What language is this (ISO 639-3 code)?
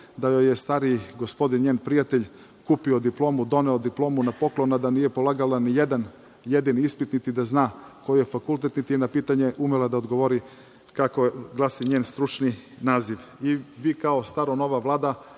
srp